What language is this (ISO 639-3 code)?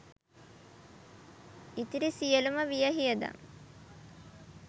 sin